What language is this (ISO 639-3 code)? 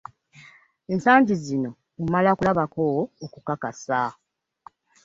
lug